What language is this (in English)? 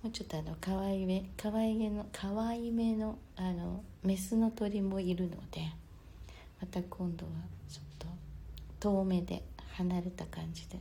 Japanese